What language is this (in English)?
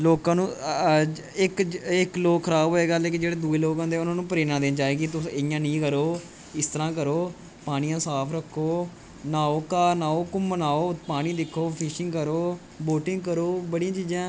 Dogri